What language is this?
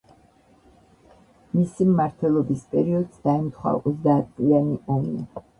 Georgian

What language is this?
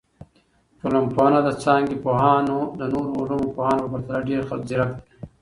Pashto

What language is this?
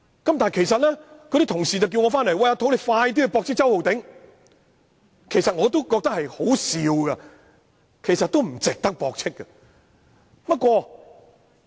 Cantonese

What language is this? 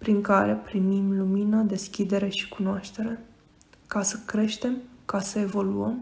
Romanian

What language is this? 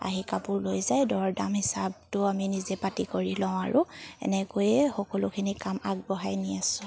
Assamese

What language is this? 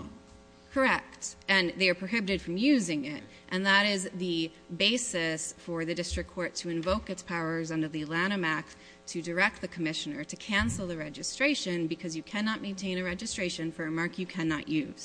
English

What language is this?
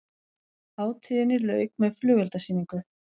Icelandic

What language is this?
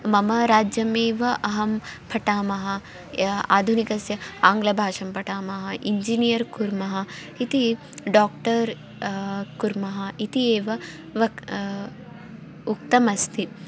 Sanskrit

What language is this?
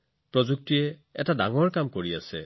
Assamese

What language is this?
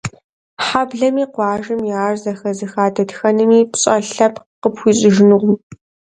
Kabardian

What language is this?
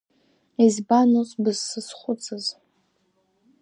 Abkhazian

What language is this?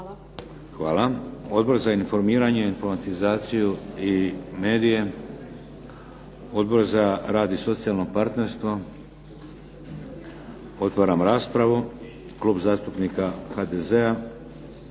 Croatian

